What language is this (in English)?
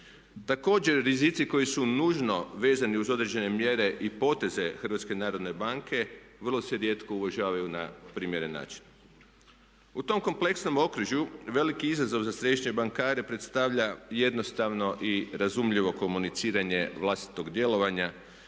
Croatian